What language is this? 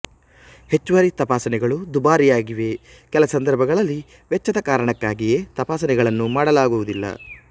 Kannada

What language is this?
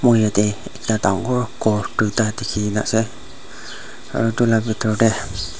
Naga Pidgin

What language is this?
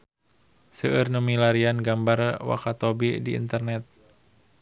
Sundanese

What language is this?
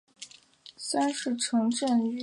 Chinese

